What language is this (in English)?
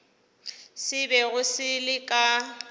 Northern Sotho